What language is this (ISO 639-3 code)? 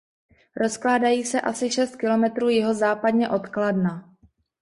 ces